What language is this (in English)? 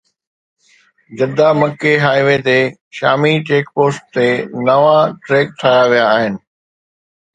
Sindhi